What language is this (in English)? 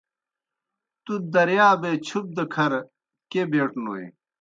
Kohistani Shina